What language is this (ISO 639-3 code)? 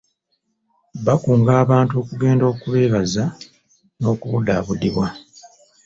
lug